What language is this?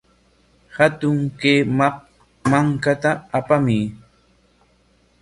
Corongo Ancash Quechua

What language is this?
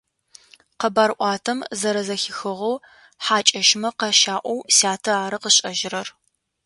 Adyghe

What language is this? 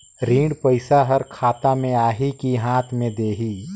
Chhattisgarhi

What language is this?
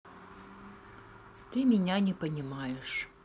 Russian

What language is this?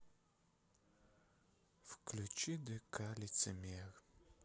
Russian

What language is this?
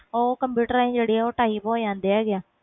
Punjabi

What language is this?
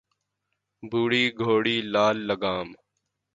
Urdu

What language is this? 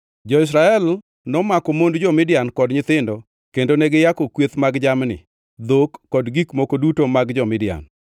Luo (Kenya and Tanzania)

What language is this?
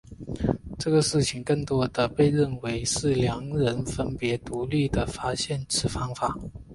Chinese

